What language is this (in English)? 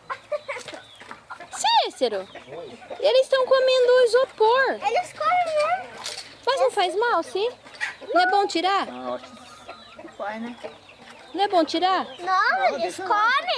Portuguese